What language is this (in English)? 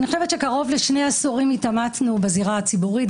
Hebrew